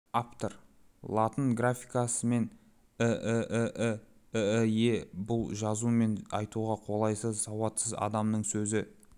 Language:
Kazakh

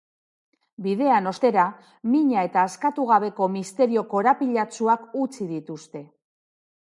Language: Basque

